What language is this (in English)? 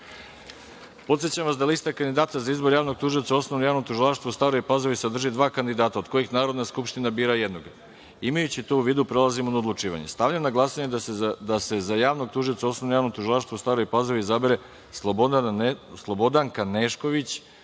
Serbian